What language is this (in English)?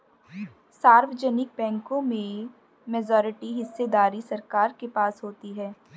Hindi